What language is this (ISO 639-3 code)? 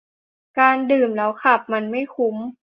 tha